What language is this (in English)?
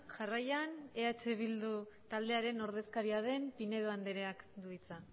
Basque